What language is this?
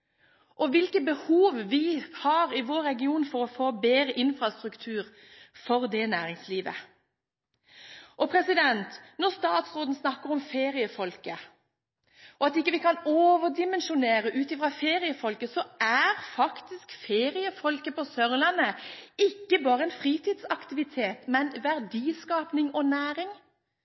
Norwegian Bokmål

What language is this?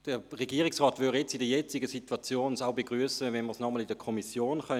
Swiss German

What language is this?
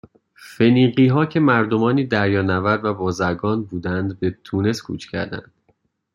Persian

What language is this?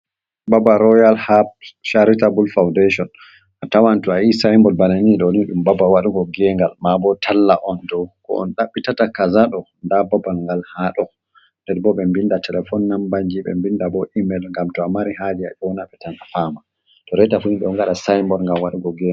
Fula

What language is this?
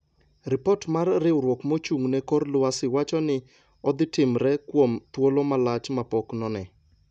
Luo (Kenya and Tanzania)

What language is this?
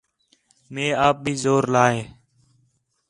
Khetrani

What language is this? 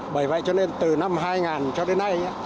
Vietnamese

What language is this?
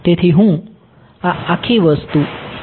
Gujarati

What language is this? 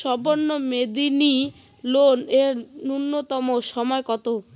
Bangla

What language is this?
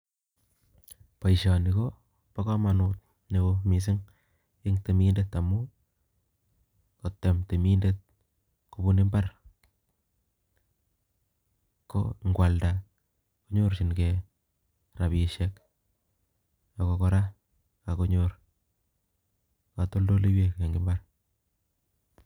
Kalenjin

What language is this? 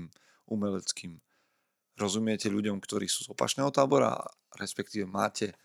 Slovak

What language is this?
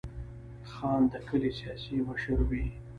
Pashto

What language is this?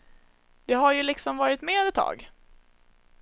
Swedish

